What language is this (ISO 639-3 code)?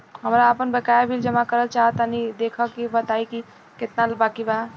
bho